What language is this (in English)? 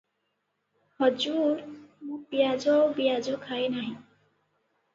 Odia